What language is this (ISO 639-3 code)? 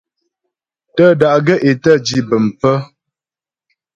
bbj